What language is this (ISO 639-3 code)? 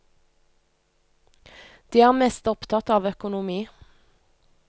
nor